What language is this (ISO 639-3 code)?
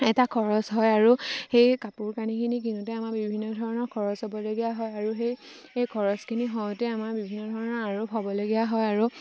asm